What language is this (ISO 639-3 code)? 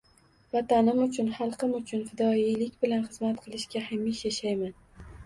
uzb